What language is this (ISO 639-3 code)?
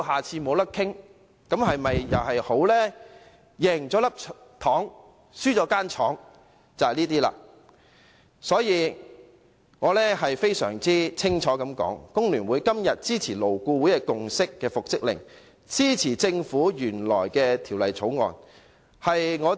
yue